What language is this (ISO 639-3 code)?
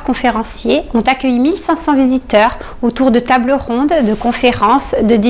fra